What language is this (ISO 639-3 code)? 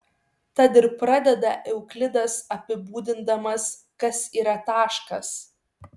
lit